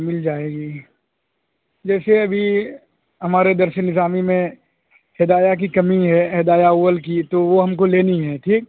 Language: Urdu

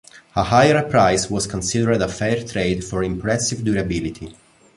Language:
English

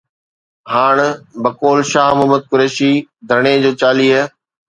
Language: Sindhi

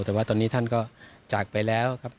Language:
Thai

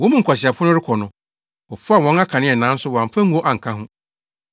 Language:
Akan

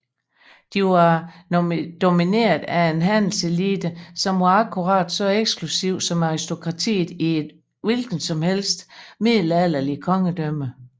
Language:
Danish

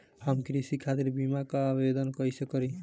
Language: Bhojpuri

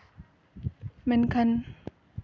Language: Santali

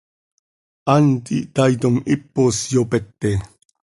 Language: Seri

